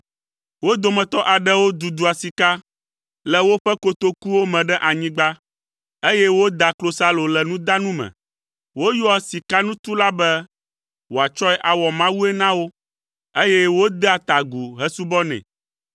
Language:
Ewe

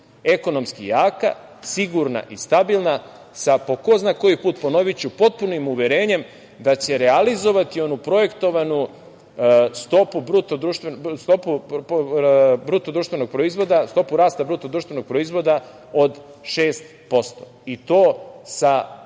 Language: Serbian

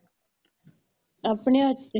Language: Punjabi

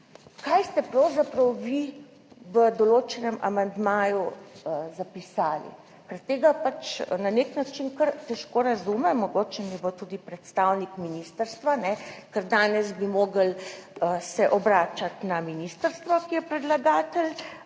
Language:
Slovenian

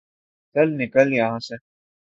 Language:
Urdu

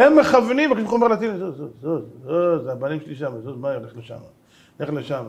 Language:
Hebrew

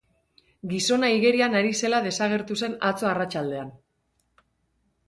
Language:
Basque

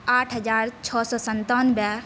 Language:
Maithili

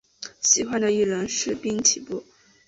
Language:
Chinese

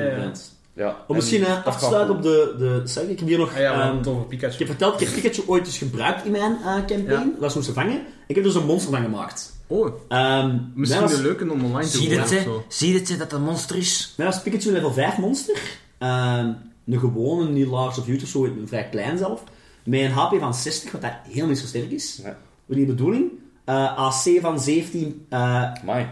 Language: Dutch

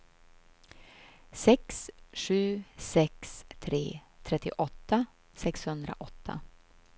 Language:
Swedish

